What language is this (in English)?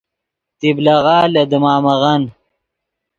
Yidgha